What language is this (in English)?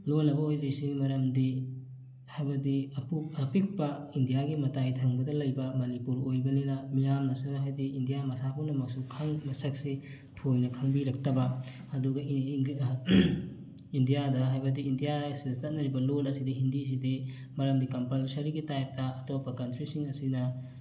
Manipuri